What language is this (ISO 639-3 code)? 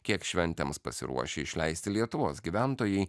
lit